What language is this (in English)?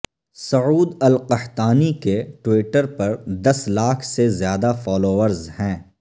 Urdu